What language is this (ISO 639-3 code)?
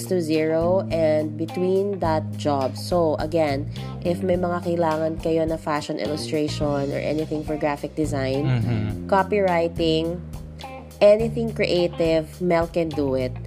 fil